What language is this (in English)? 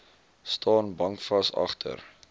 Afrikaans